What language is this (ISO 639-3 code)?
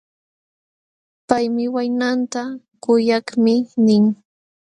qxw